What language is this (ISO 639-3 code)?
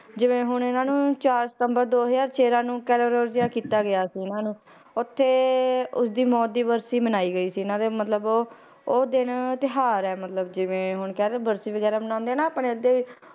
pan